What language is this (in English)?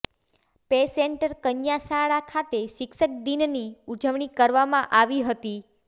Gujarati